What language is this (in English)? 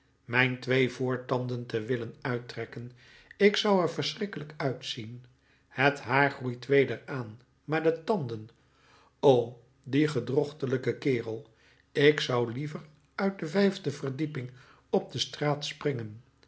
Dutch